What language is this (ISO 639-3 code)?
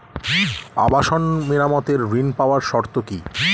ben